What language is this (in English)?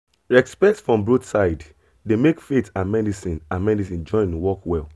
Nigerian Pidgin